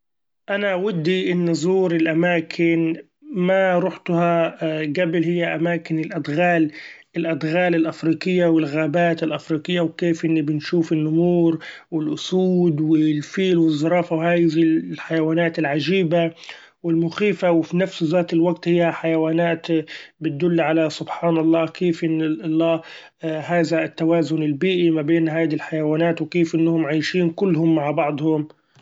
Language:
Gulf Arabic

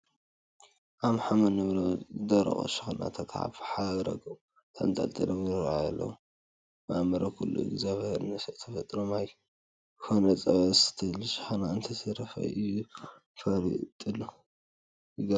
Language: Tigrinya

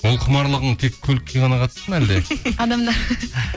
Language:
Kazakh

